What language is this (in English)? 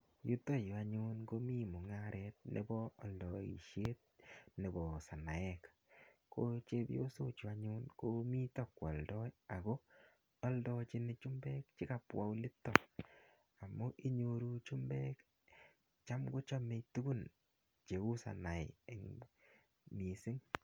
Kalenjin